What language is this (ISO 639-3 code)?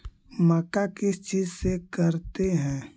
mag